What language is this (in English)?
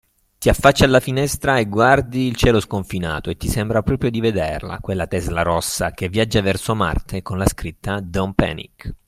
Italian